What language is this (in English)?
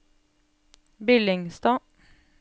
Norwegian